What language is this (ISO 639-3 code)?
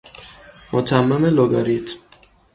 fas